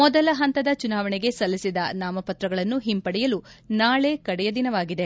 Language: Kannada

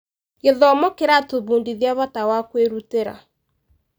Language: Kikuyu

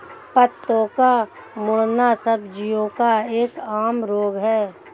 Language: Hindi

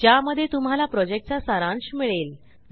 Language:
Marathi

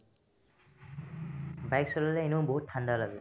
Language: Assamese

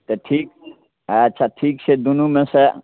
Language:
Maithili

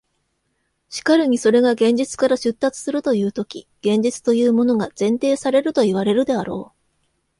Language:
Japanese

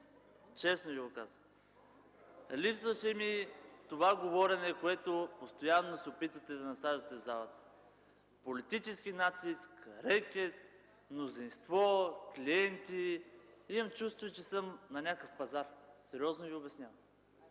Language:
Bulgarian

